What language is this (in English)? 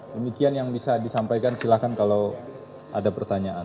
Indonesian